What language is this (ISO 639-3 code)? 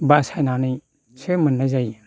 brx